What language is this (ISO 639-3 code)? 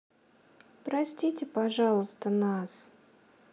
rus